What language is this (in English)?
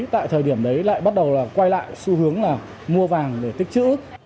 Vietnamese